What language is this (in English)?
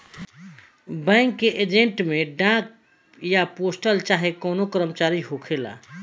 Bhojpuri